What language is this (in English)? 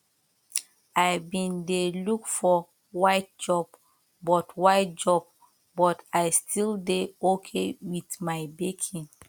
Nigerian Pidgin